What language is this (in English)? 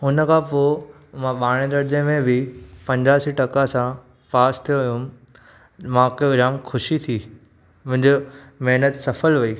Sindhi